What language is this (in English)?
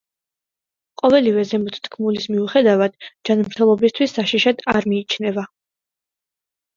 Georgian